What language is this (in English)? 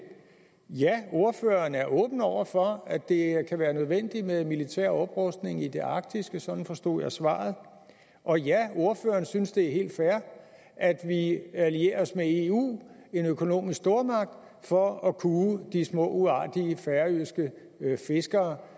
Danish